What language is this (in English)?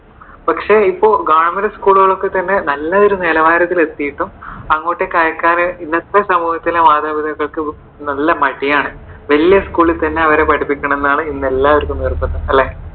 Malayalam